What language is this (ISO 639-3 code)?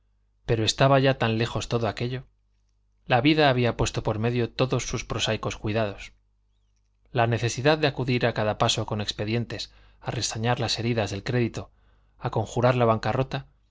spa